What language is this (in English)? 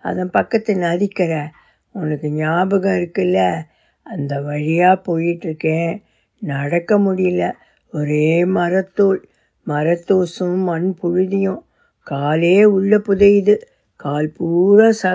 Tamil